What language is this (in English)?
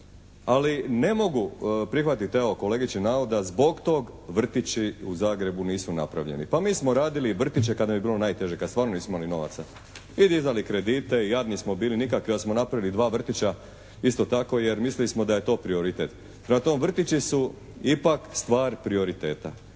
Croatian